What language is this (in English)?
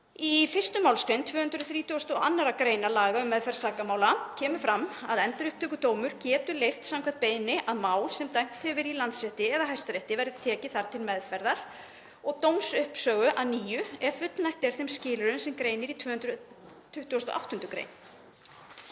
Icelandic